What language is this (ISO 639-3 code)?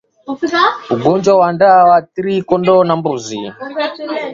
swa